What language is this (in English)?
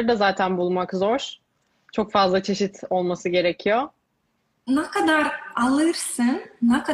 Turkish